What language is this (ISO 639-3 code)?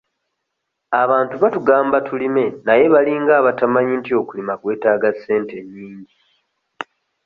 lug